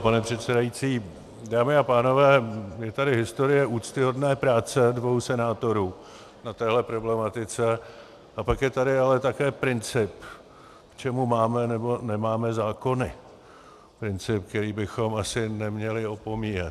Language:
Czech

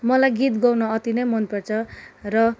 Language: Nepali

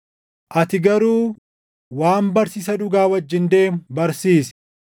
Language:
Oromo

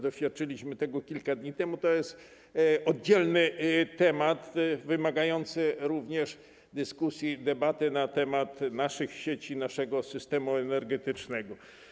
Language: Polish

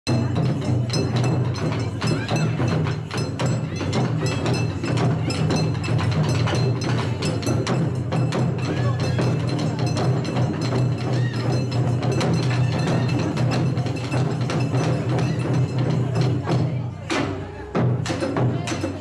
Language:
Japanese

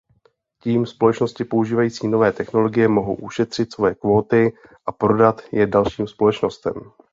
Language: Czech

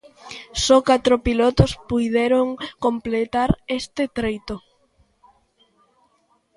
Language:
Galician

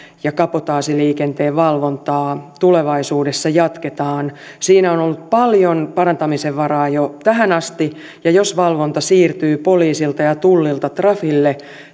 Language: Finnish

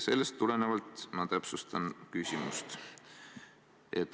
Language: Estonian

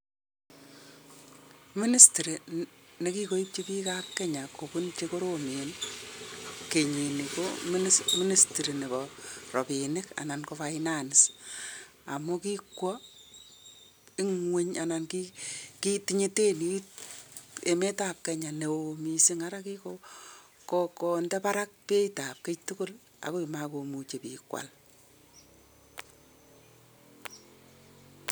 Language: Kalenjin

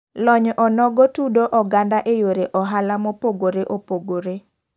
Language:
Luo (Kenya and Tanzania)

